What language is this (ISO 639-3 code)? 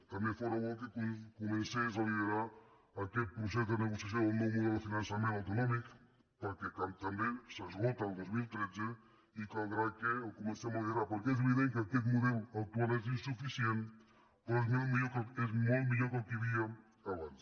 cat